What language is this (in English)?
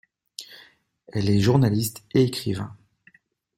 French